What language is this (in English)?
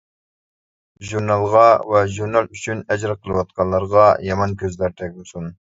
Uyghur